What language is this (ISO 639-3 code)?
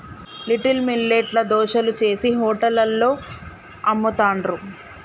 tel